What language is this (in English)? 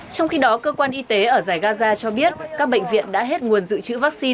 Vietnamese